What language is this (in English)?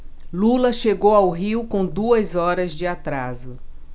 Portuguese